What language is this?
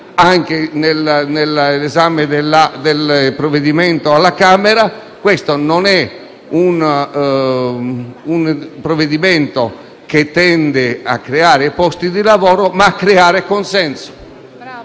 Italian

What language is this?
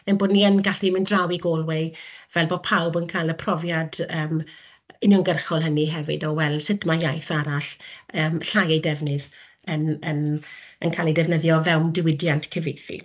Welsh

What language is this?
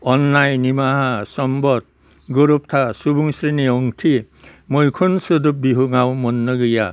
Bodo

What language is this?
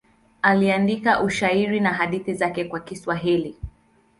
Swahili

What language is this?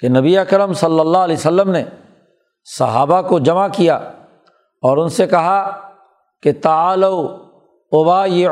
Urdu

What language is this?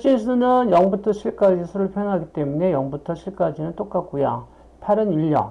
Korean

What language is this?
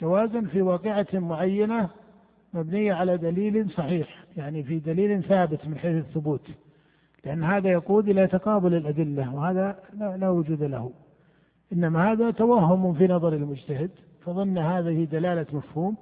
Arabic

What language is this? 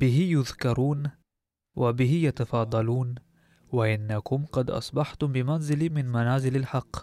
Arabic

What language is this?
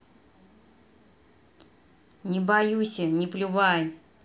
Russian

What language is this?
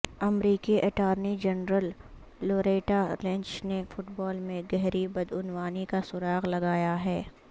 Urdu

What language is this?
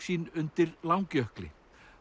Icelandic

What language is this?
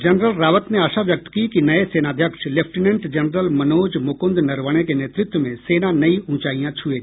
Hindi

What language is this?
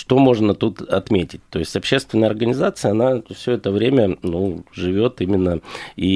Russian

